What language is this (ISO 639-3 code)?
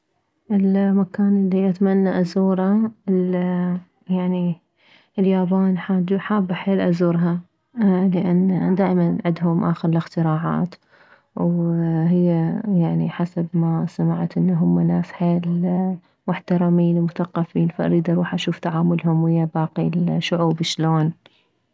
acm